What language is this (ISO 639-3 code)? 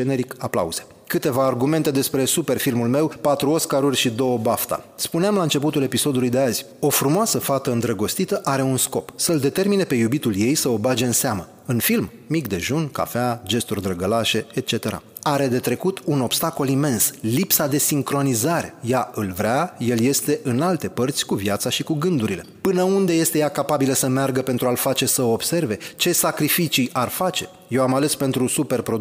ron